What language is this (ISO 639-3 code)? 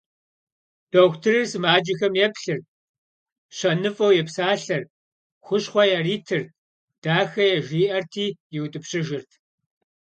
kbd